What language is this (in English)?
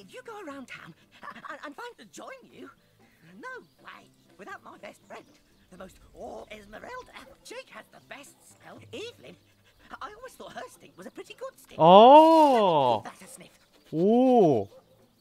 Korean